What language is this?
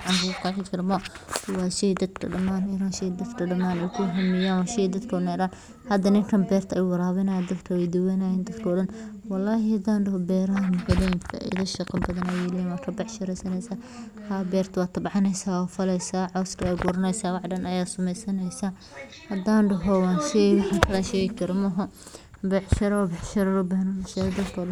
Somali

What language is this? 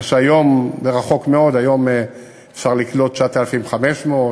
Hebrew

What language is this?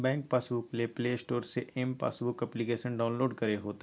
Magahi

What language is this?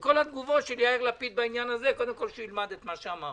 Hebrew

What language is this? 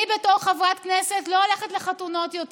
Hebrew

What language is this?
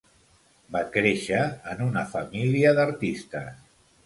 Catalan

